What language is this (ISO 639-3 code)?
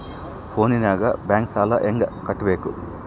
kan